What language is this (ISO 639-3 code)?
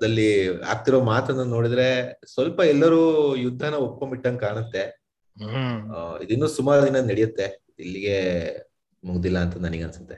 kan